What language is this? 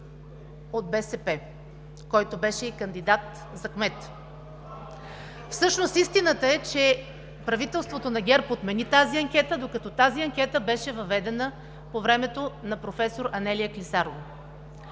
Bulgarian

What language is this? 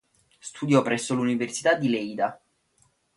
Italian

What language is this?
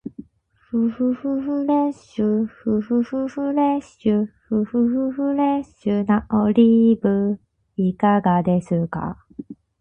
Japanese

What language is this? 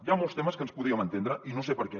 Catalan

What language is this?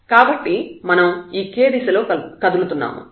Telugu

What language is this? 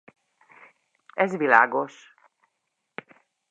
Hungarian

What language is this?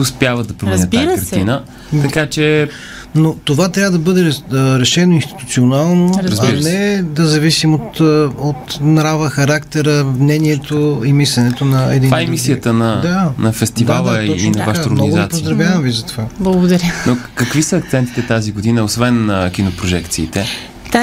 Bulgarian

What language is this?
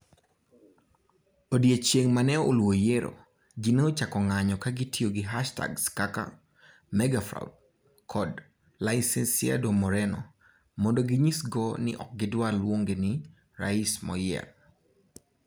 Luo (Kenya and Tanzania)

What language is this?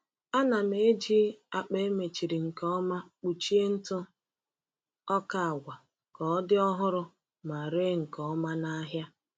Igbo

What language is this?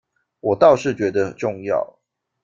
Chinese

